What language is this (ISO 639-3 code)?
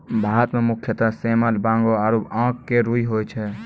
mai